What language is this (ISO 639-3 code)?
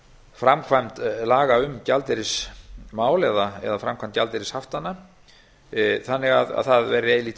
isl